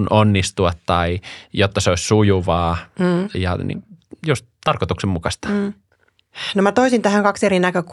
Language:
Finnish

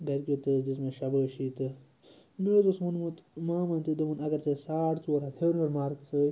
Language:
Kashmiri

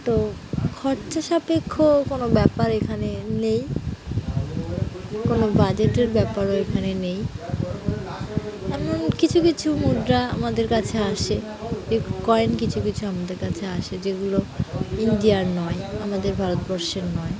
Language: Bangla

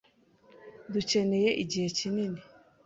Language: Kinyarwanda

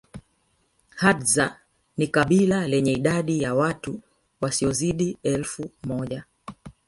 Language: Swahili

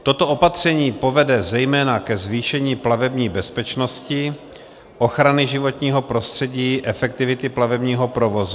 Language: Czech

